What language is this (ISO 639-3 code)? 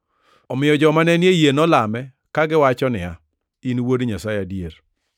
luo